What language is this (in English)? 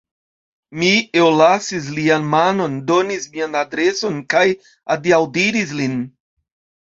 Esperanto